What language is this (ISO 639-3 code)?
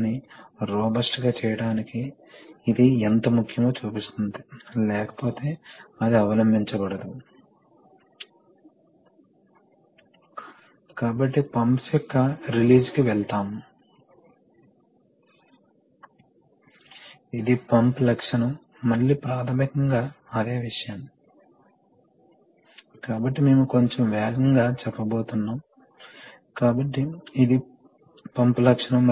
tel